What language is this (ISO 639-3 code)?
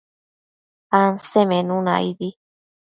mcf